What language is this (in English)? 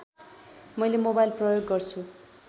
Nepali